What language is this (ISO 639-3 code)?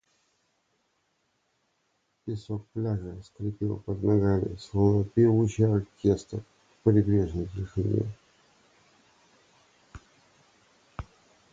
rus